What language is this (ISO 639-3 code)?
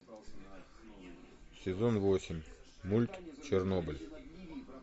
rus